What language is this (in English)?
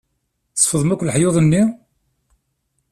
Kabyle